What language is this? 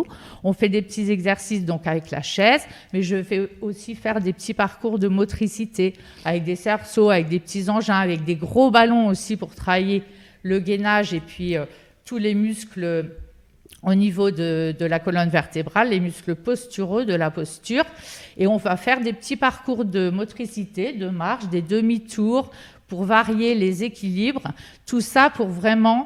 French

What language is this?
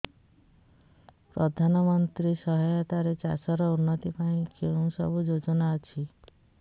Odia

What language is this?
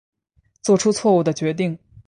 Chinese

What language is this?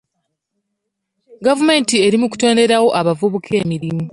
Ganda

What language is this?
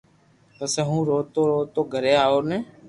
Loarki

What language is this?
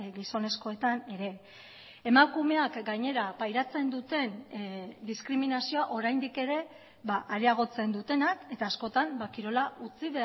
Basque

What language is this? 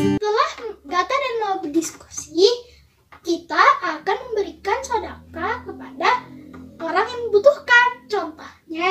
Indonesian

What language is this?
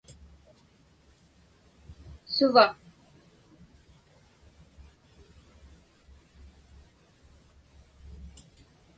Inupiaq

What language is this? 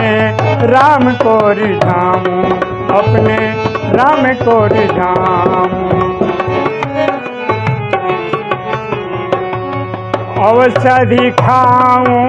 Hindi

